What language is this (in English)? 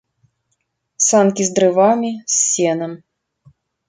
Belarusian